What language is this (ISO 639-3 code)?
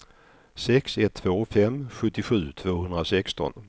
swe